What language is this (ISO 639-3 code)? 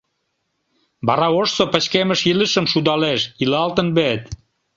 chm